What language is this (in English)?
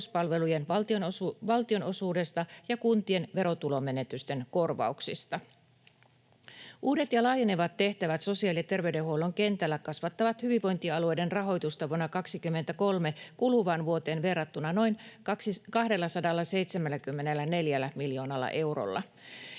Finnish